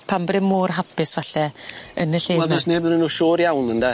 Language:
Welsh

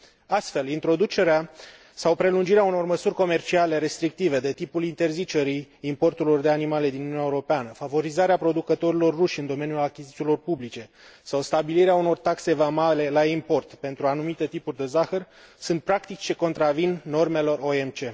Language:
Romanian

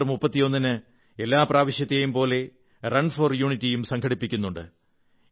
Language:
Malayalam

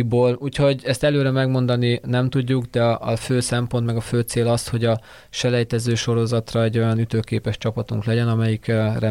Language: Hungarian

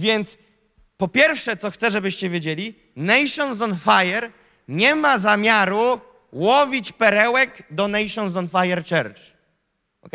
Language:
Polish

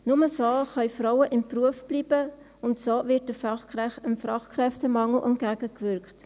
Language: Swiss German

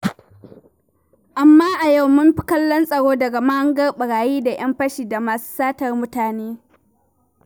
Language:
Hausa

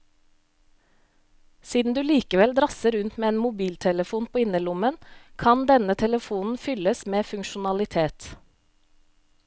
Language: Norwegian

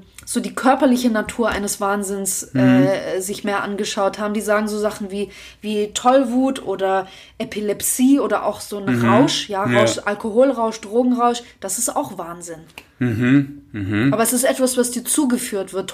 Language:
German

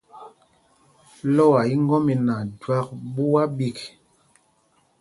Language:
Mpumpong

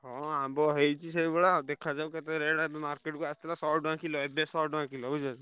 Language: Odia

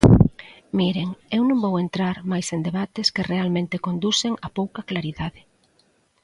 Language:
Galician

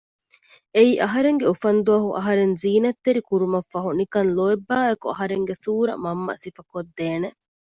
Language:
Divehi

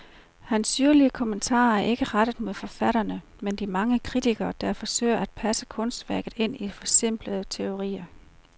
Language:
Danish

